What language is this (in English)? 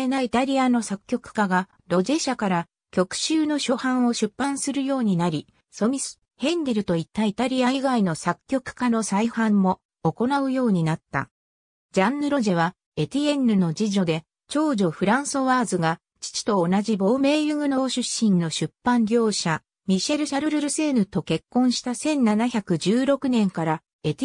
Japanese